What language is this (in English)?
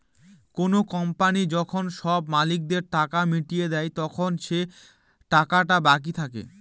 Bangla